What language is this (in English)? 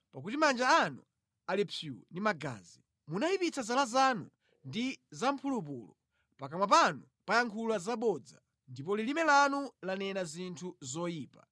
Nyanja